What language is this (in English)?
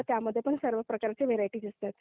Marathi